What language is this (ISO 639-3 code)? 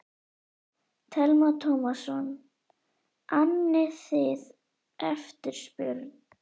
isl